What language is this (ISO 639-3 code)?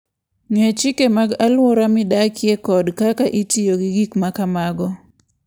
luo